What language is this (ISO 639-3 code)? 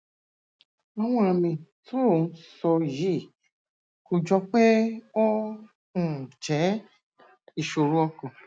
yor